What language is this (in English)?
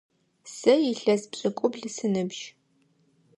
Adyghe